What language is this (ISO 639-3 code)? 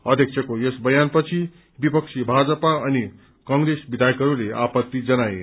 nep